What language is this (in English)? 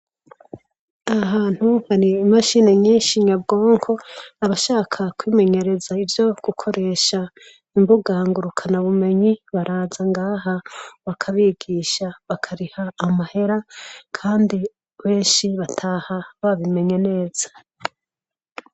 Rundi